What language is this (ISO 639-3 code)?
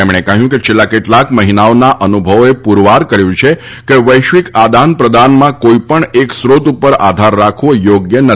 guj